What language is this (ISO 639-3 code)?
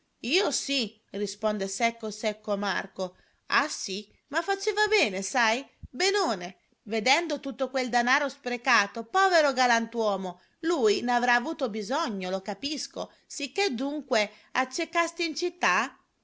ita